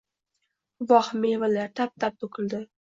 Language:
Uzbek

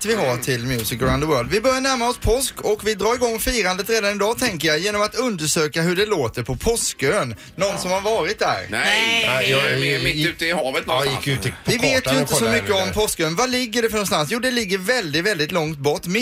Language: Swedish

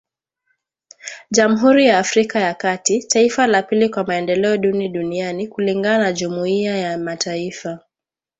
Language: Swahili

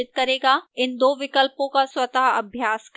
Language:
Hindi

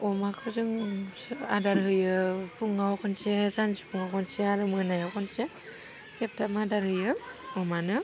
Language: Bodo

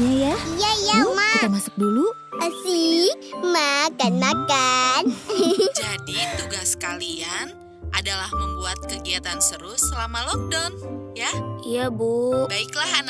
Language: Indonesian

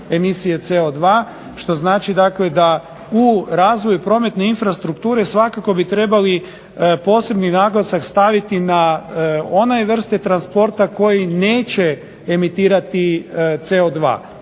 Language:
Croatian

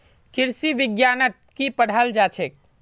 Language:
Magahi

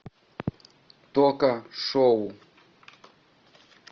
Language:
Russian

